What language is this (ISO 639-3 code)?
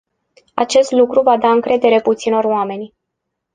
ron